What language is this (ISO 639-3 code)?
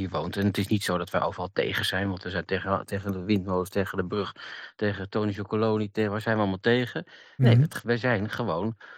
nld